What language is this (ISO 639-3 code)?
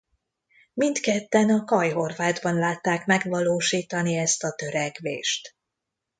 hun